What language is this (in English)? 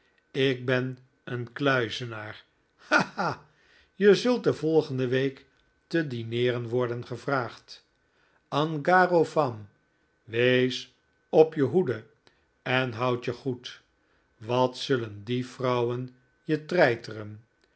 Dutch